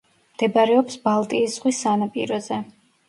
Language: Georgian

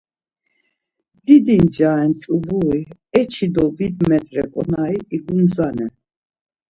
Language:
Laz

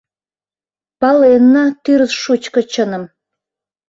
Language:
Mari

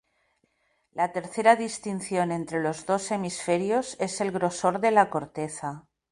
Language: Spanish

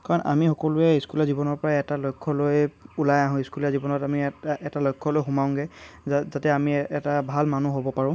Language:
Assamese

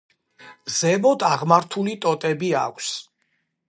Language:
Georgian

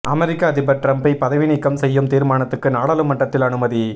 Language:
Tamil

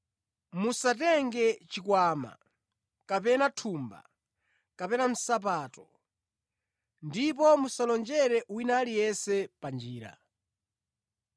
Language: Nyanja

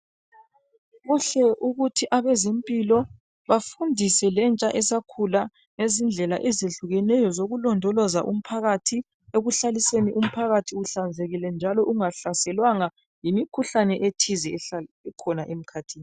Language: North Ndebele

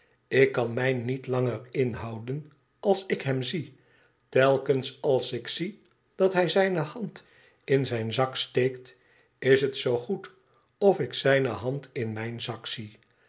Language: Dutch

